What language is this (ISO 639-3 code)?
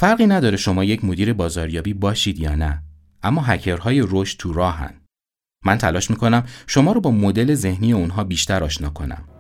fas